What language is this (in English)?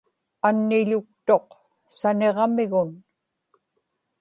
Inupiaq